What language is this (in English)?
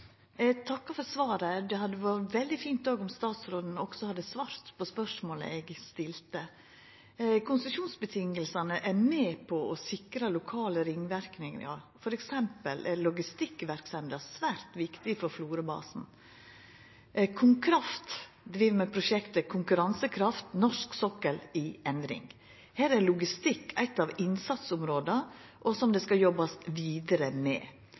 Norwegian Nynorsk